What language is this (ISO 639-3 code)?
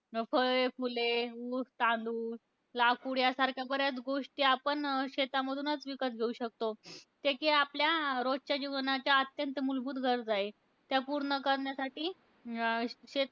mar